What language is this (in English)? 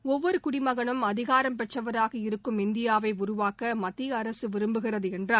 Tamil